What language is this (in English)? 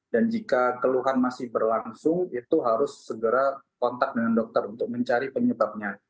Indonesian